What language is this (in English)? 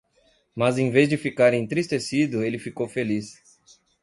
Portuguese